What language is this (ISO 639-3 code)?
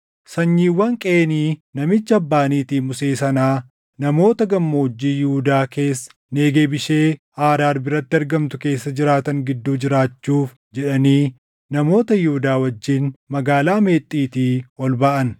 orm